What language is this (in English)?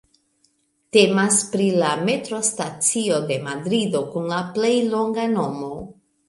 Esperanto